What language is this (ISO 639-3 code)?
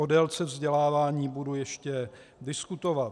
ces